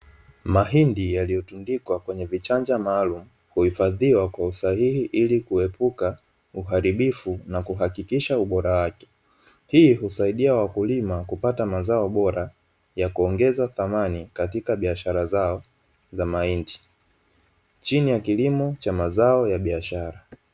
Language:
Swahili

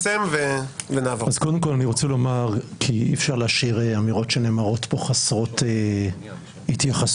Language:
Hebrew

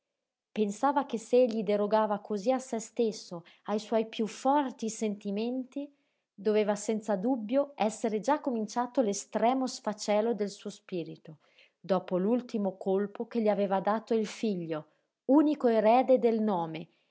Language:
Italian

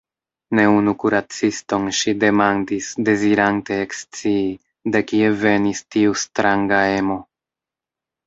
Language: Esperanto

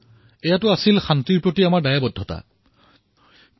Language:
Assamese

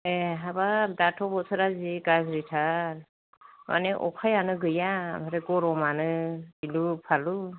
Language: Bodo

